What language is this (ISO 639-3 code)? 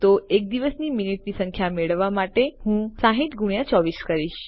guj